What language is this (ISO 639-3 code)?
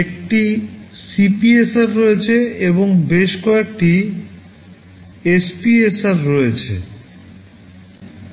ben